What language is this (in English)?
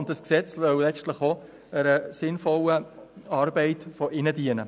Swiss German